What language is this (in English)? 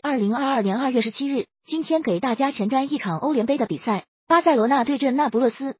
Chinese